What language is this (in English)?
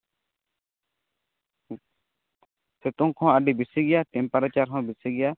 Santali